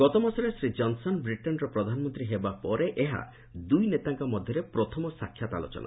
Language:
Odia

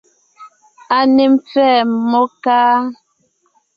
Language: Ngiemboon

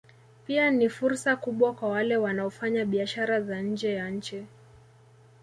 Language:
Swahili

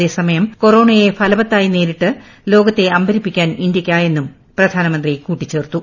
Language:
Malayalam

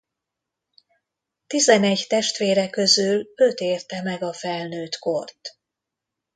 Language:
Hungarian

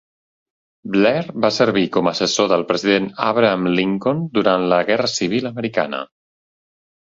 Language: Catalan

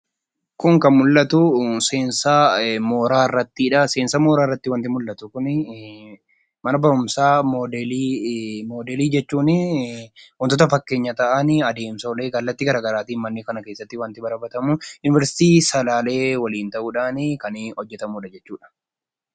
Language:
Oromo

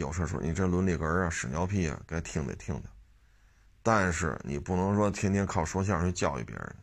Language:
Chinese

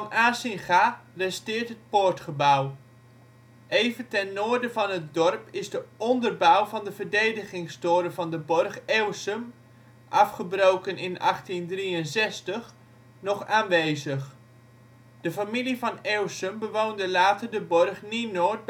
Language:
Dutch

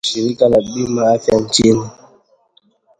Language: Swahili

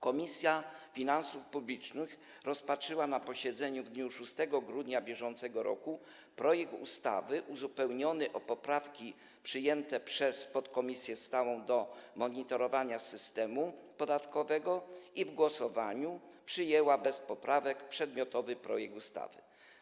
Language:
Polish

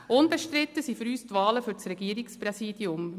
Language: Swiss German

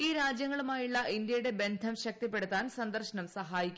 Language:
Malayalam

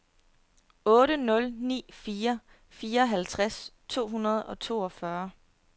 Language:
Danish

